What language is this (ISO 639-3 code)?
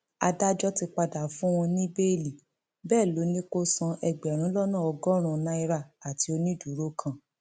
yor